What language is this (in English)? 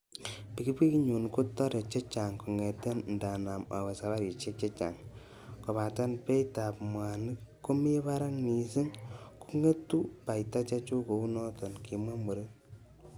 Kalenjin